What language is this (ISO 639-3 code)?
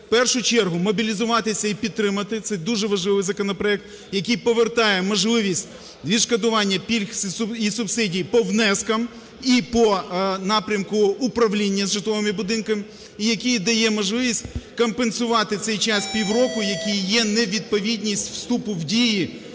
ukr